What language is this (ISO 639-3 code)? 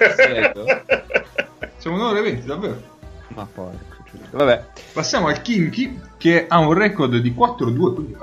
ita